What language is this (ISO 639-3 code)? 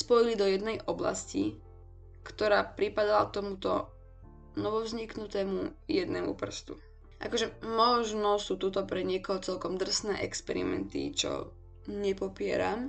slk